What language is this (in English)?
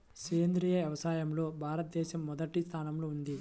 Telugu